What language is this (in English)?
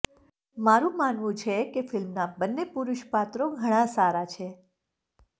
Gujarati